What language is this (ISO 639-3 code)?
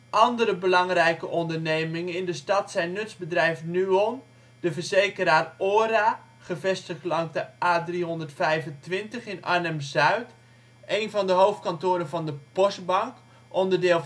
nld